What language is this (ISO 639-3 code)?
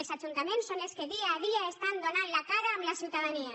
cat